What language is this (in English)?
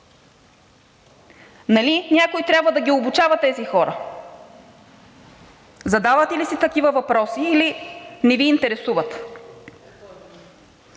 Bulgarian